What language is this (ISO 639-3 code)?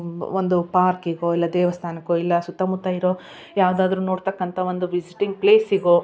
kan